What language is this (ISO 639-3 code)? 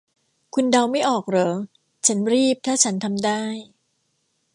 tha